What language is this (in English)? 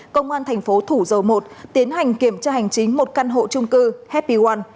Vietnamese